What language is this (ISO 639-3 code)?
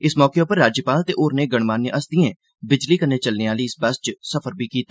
doi